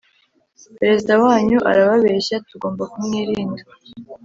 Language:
Kinyarwanda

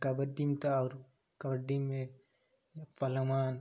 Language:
Maithili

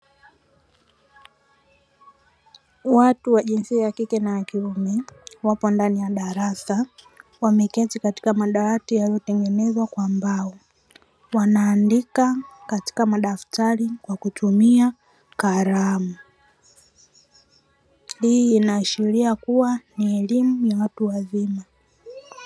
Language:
Swahili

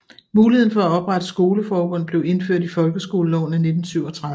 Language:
Danish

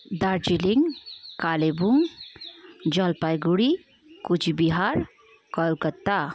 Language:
Nepali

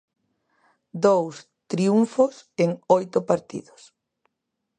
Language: Galician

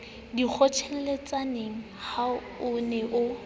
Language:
Southern Sotho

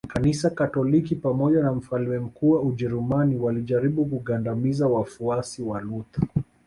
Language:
Swahili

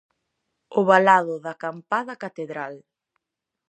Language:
Galician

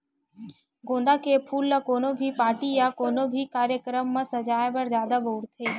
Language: Chhattisgarhi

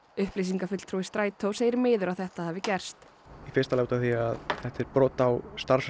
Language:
Icelandic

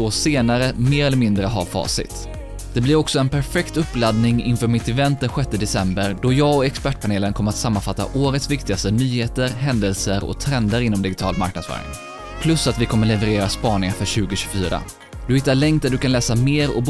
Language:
Swedish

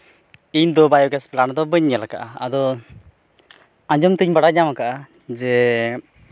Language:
Santali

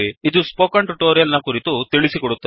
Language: Kannada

